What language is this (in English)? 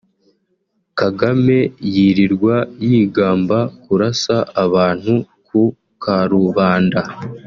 Kinyarwanda